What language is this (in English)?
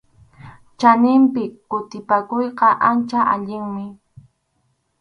Arequipa-La Unión Quechua